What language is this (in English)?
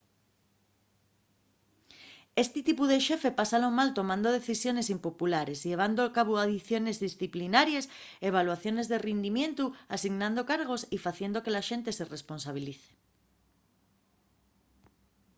Asturian